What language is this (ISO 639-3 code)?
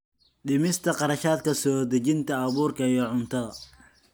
som